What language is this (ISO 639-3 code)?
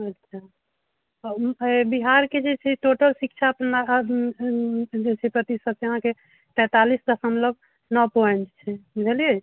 mai